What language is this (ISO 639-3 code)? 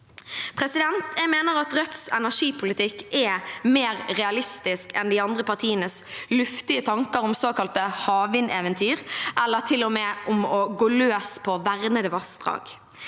nor